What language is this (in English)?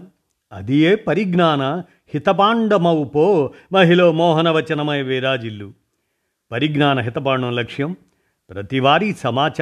Telugu